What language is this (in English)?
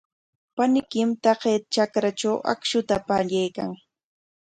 Corongo Ancash Quechua